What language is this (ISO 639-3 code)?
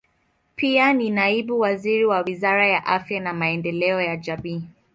swa